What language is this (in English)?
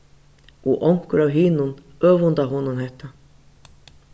Faroese